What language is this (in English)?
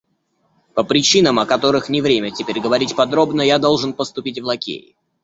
Russian